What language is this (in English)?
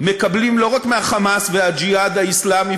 Hebrew